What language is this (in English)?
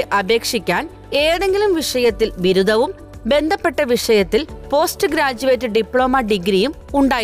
Malayalam